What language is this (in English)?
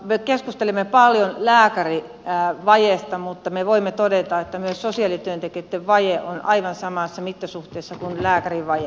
Finnish